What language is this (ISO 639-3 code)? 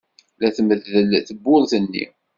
kab